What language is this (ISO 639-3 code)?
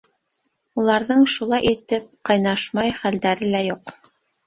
bak